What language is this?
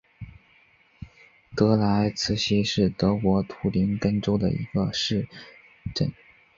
Chinese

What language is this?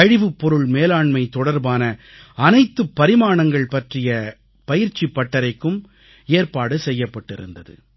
Tamil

